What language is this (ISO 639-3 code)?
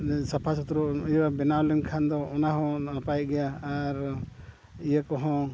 sat